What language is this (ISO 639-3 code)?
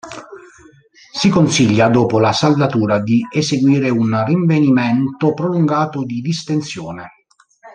ita